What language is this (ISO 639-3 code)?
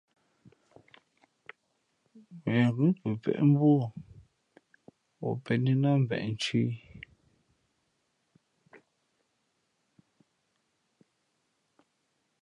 fmp